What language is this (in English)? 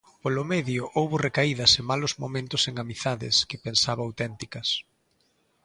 Galician